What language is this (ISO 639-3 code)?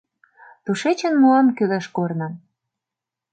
chm